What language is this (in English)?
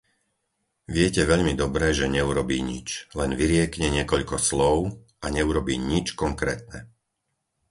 Slovak